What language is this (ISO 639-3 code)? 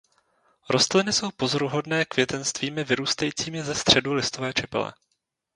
ces